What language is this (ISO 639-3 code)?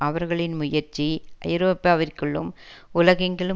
tam